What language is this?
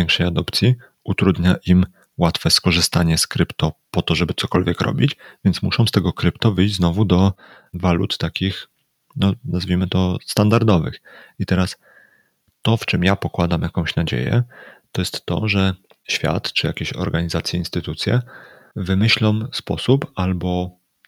Polish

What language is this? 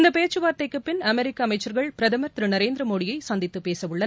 Tamil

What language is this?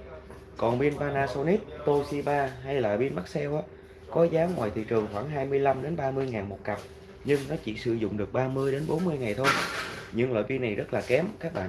Vietnamese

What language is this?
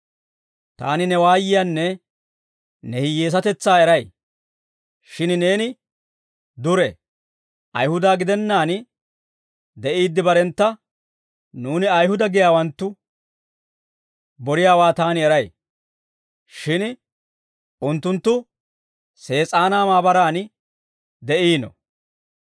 Dawro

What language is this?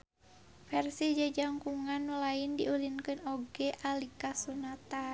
Sundanese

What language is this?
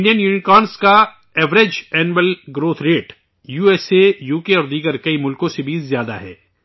Urdu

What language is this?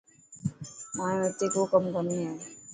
Dhatki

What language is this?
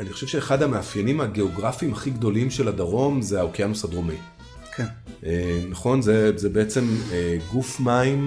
Hebrew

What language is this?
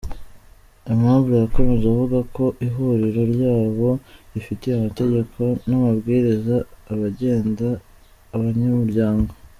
Kinyarwanda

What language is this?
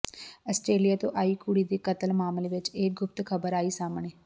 Punjabi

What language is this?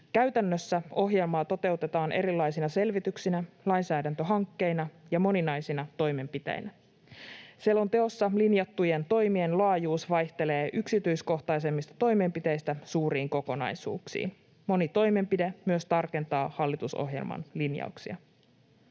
Finnish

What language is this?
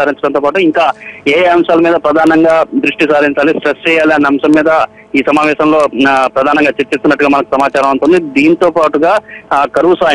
Arabic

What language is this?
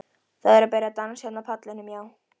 Icelandic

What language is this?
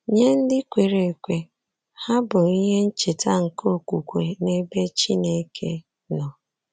Igbo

